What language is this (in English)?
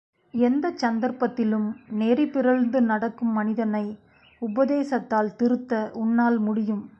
Tamil